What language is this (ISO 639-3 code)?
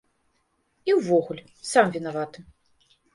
bel